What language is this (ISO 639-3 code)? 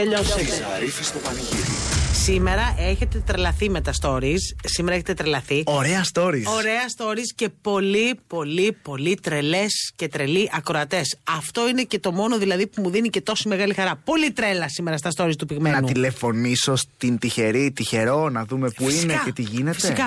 ell